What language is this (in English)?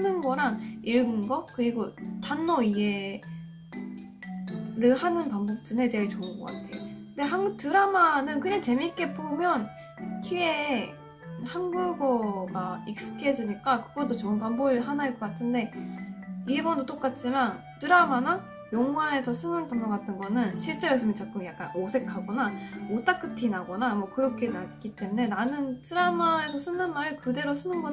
Korean